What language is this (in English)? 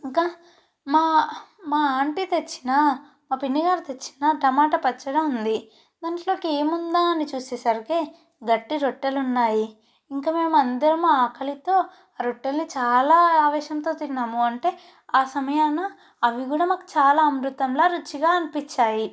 Telugu